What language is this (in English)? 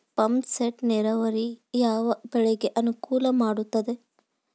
Kannada